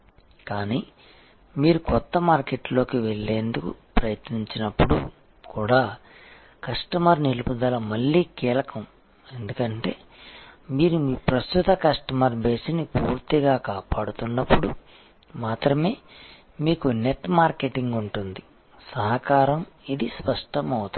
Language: Telugu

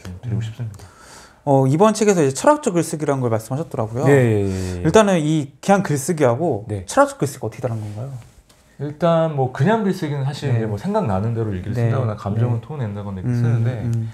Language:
Korean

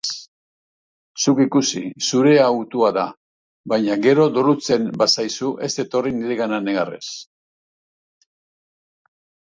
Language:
Basque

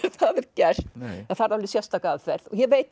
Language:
Icelandic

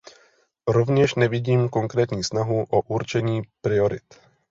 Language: Czech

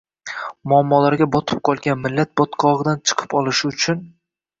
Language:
Uzbek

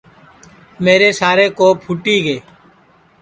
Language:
Sansi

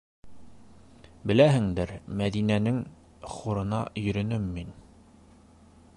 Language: Bashkir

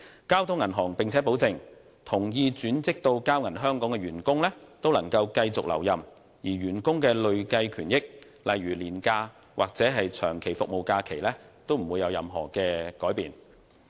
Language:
Cantonese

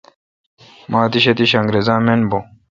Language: Kalkoti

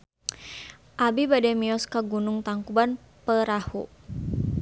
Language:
Sundanese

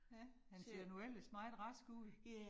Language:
Danish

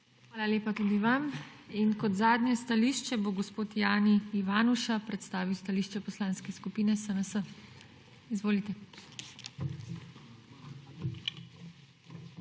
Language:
Slovenian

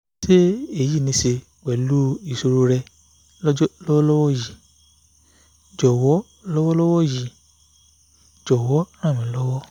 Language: Yoruba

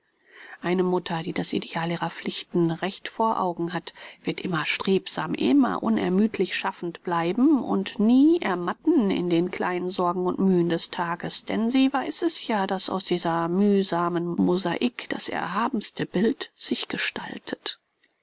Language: German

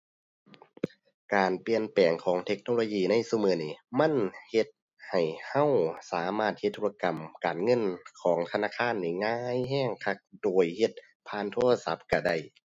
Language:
Thai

